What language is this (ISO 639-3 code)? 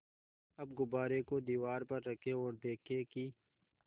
hin